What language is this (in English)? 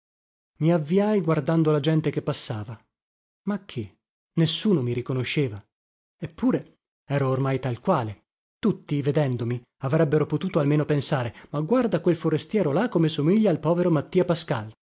Italian